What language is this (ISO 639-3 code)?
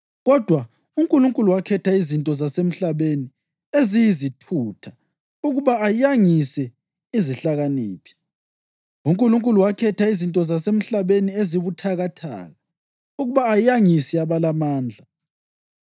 nde